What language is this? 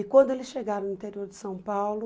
Portuguese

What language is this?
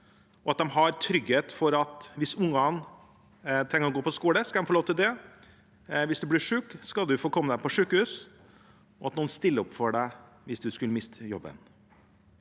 Norwegian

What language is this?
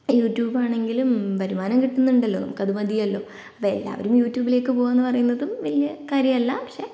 Malayalam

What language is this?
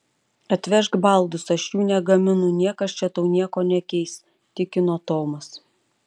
Lithuanian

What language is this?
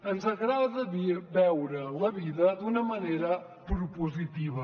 Catalan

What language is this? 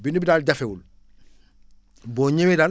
Wolof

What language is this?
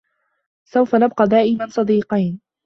Arabic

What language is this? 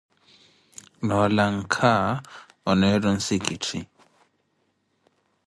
Koti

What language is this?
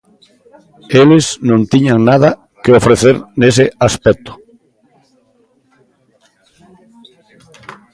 Galician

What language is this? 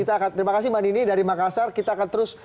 Indonesian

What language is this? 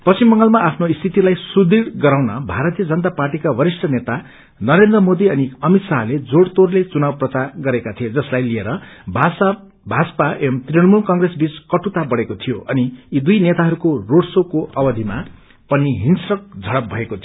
Nepali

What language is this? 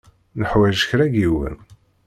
Kabyle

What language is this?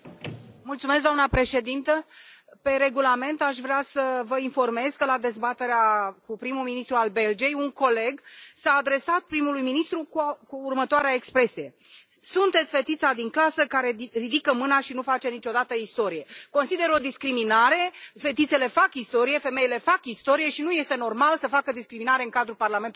Romanian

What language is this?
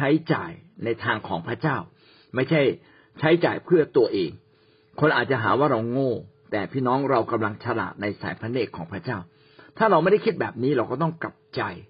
Thai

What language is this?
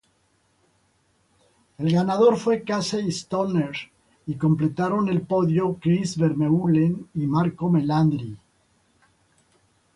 Spanish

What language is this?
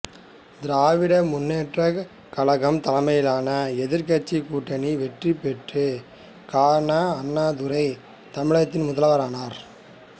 Tamil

